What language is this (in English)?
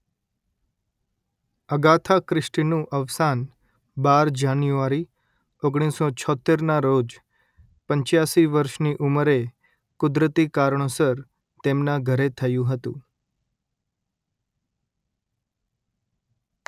Gujarati